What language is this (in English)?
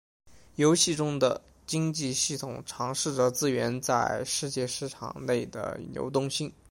Chinese